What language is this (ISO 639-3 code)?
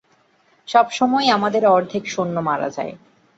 ben